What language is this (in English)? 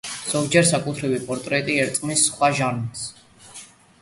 Georgian